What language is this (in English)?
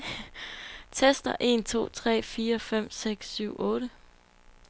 Danish